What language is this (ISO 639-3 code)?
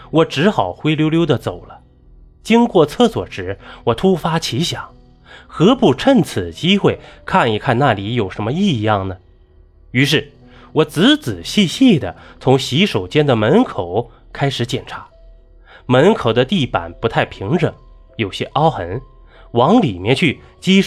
zho